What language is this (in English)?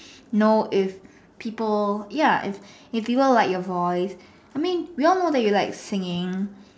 English